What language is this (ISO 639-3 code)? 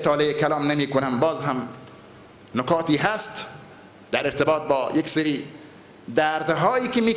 fas